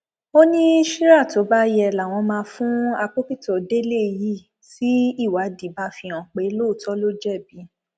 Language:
Yoruba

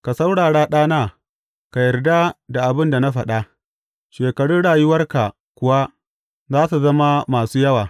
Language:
Hausa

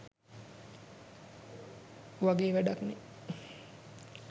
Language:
Sinhala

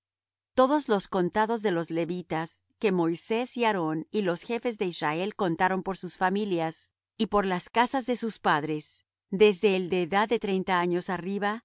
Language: Spanish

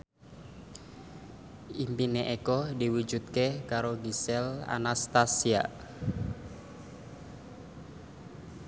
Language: Javanese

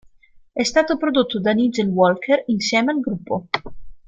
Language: Italian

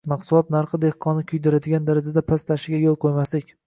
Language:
Uzbek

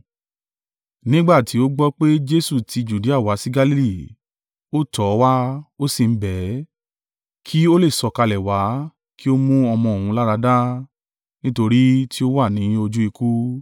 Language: Yoruba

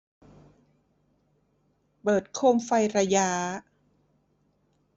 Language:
Thai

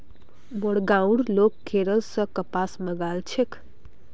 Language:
Magahi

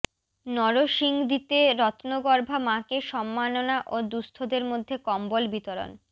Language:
Bangla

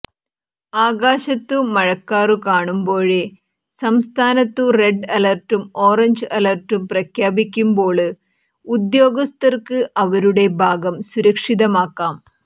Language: Malayalam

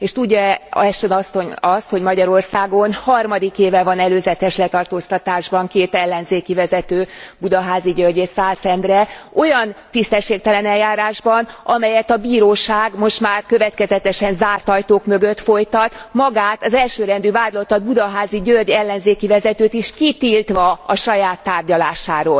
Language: Hungarian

